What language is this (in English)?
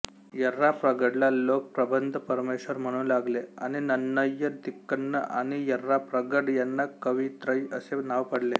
Marathi